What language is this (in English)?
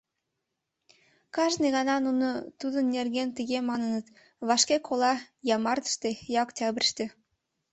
Mari